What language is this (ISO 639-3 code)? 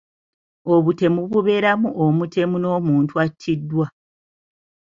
lug